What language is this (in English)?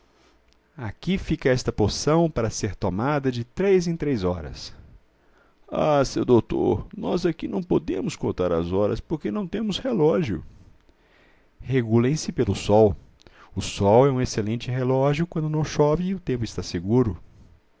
Portuguese